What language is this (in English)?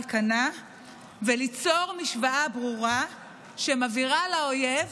Hebrew